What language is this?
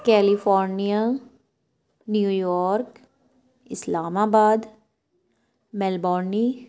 Urdu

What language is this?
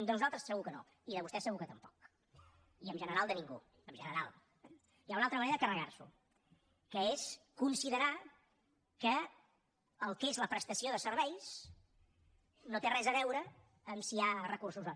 Catalan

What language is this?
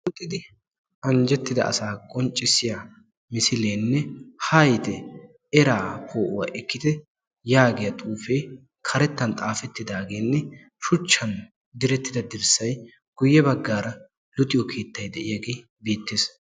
Wolaytta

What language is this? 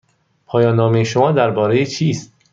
Persian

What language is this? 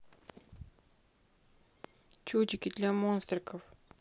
Russian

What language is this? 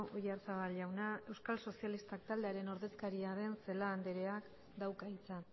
Basque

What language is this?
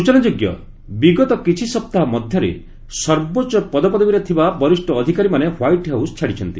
Odia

